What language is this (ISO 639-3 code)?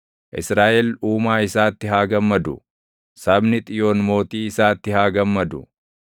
orm